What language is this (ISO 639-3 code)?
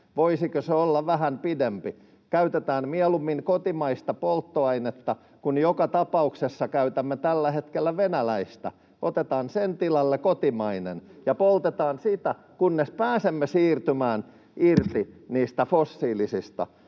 fin